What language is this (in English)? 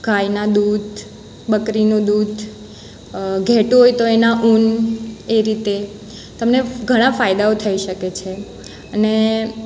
Gujarati